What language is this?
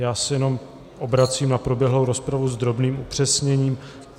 Czech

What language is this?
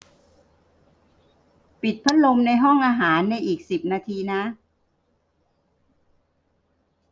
Thai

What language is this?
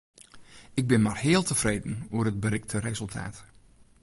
Western Frisian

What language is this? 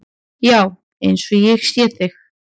Icelandic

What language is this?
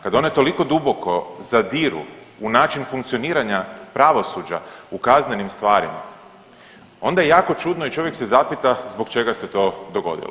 Croatian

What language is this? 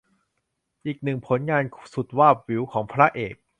Thai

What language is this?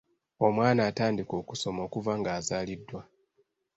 Ganda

